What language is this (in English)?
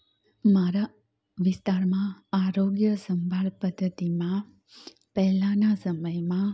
Gujarati